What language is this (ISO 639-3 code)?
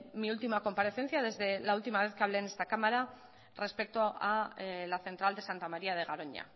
spa